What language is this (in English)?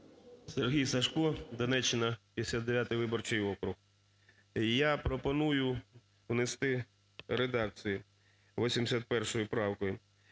Ukrainian